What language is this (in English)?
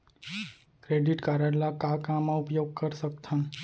Chhattisgarhi